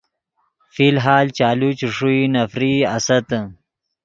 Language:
Yidgha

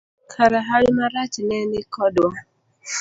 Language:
Luo (Kenya and Tanzania)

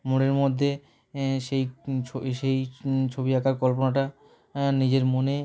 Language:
Bangla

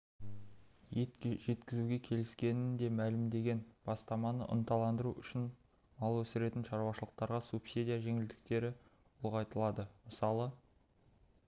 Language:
Kazakh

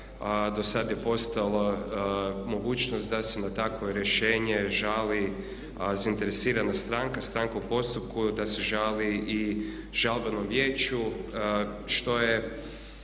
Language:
Croatian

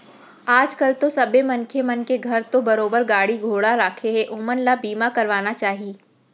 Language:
Chhattisgarhi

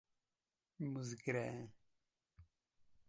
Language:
Czech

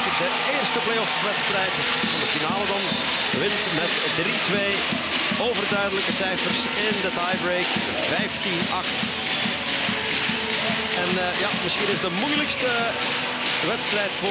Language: Dutch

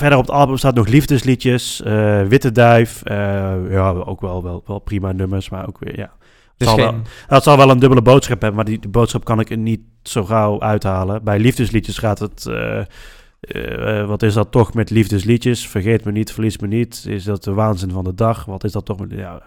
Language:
Dutch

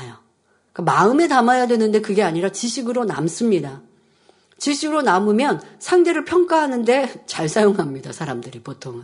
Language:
Korean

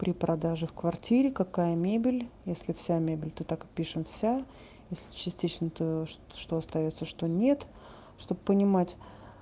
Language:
Russian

